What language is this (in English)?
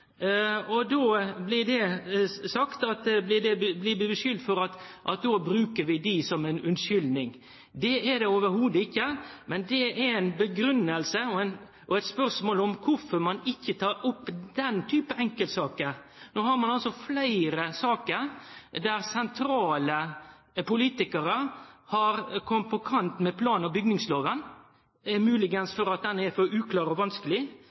Norwegian Nynorsk